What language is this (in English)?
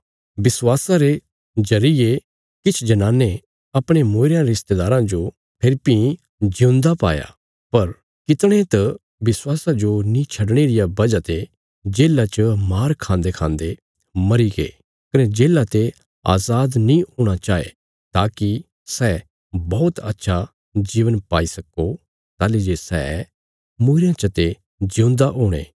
Bilaspuri